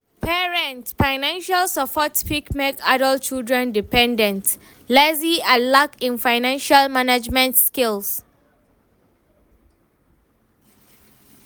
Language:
Nigerian Pidgin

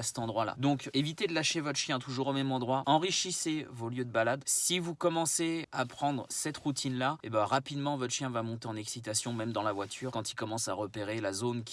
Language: French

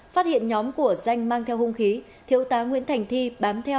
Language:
Vietnamese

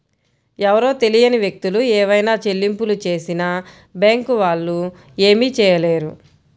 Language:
Telugu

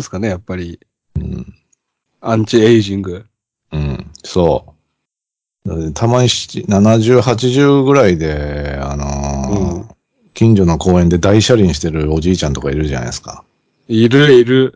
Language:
Japanese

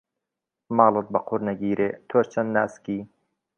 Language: Central Kurdish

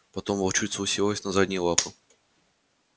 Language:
Russian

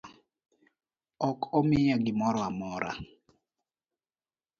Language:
Luo (Kenya and Tanzania)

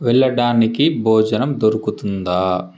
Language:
Telugu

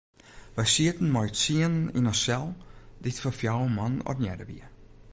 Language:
Western Frisian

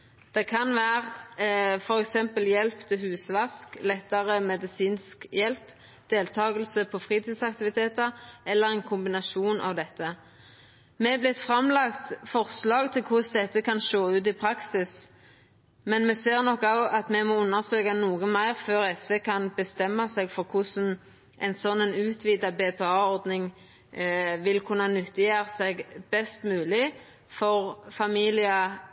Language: Norwegian Nynorsk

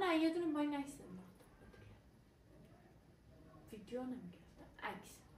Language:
Persian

